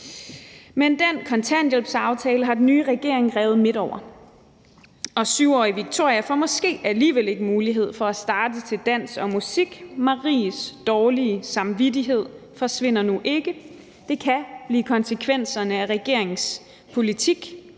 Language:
Danish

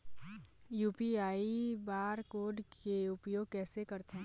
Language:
Chhattisgarhi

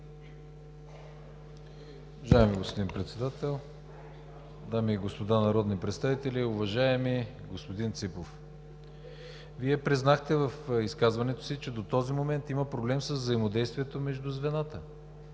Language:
Bulgarian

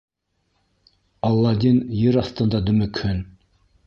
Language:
Bashkir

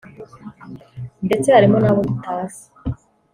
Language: Kinyarwanda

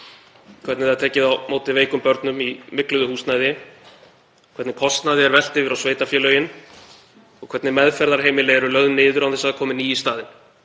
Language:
Icelandic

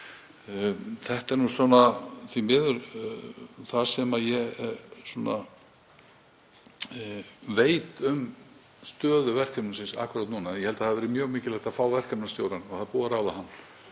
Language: Icelandic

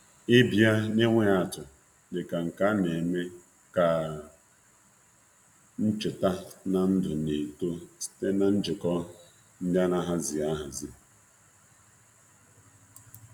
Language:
Igbo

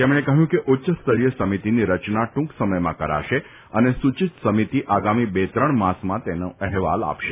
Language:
Gujarati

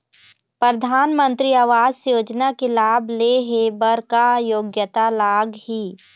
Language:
Chhattisgarhi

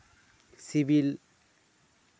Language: Santali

